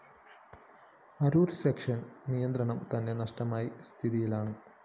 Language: Malayalam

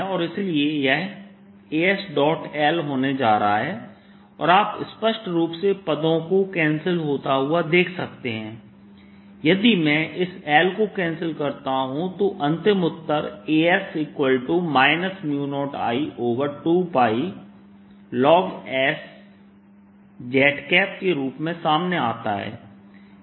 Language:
Hindi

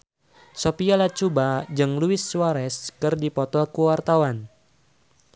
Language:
Sundanese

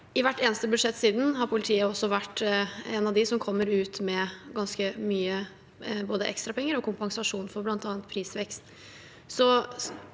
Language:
Norwegian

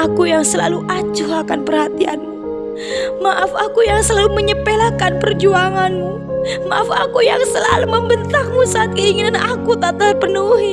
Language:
Indonesian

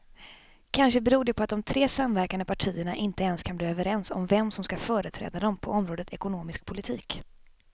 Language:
Swedish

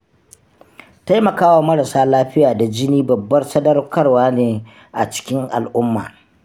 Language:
Hausa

